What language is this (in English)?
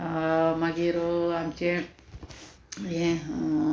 Konkani